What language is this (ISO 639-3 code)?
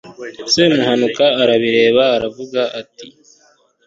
kin